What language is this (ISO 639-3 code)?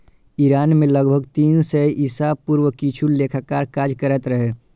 mai